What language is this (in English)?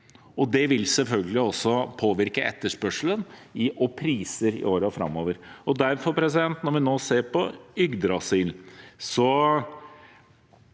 Norwegian